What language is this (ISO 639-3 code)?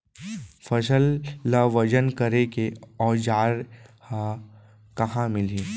hne